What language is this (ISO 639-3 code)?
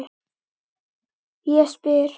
isl